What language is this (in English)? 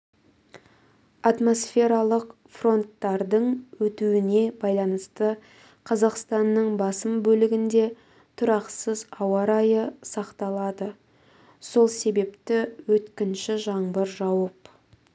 Kazakh